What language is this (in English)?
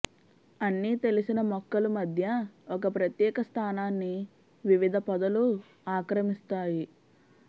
Telugu